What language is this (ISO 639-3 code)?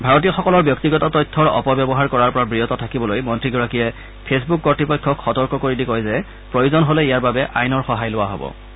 asm